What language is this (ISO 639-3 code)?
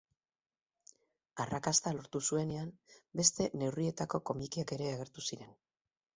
eus